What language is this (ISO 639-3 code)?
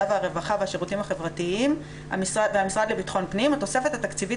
heb